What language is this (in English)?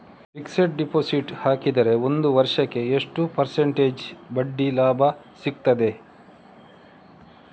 Kannada